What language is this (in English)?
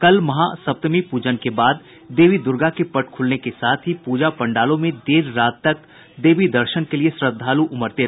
Hindi